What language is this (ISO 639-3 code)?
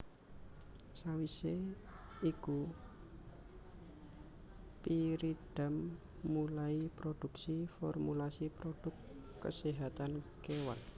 jav